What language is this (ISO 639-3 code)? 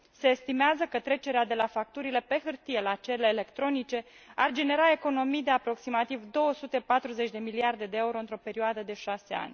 ron